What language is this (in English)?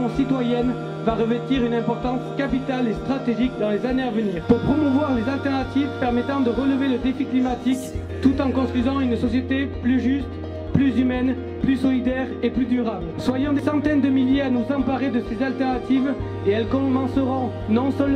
French